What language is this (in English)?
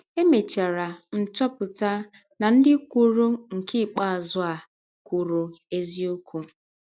Igbo